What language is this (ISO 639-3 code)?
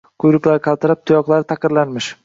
uzb